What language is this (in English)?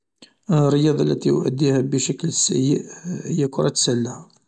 Algerian Arabic